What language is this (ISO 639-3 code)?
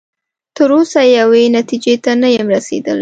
pus